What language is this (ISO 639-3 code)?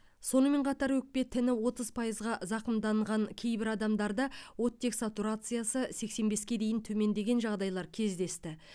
kaz